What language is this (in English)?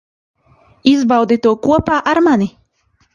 Latvian